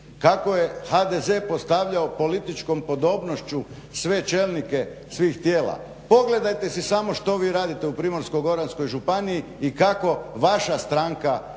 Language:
Croatian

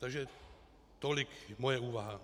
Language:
Czech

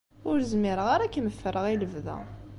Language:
Kabyle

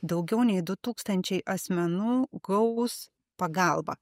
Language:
Lithuanian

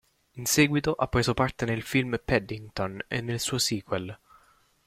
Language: Italian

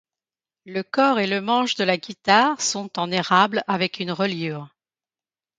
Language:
French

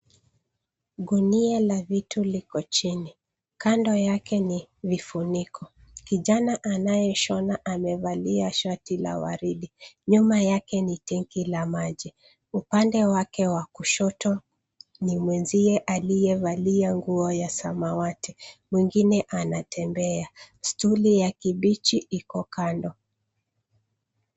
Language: Swahili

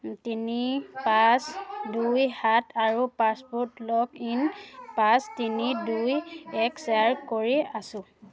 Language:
Assamese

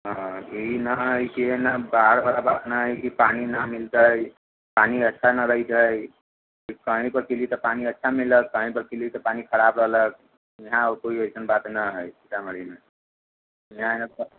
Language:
Maithili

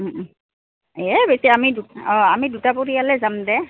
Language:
Assamese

